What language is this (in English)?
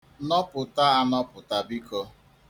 Igbo